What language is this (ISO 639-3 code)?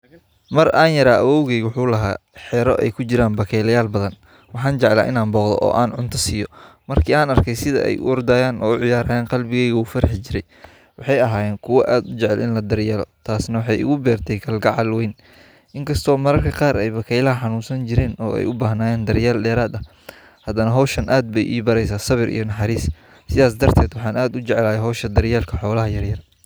som